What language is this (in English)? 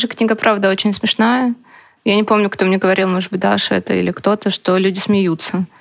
Russian